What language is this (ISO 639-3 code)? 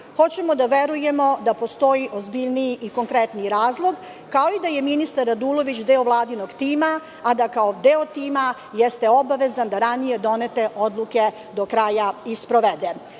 srp